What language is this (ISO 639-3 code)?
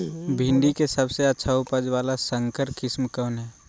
mag